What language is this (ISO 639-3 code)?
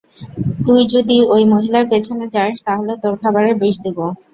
ben